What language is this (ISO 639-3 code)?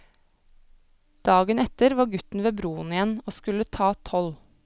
nor